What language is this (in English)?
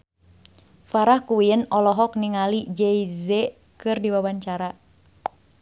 Sundanese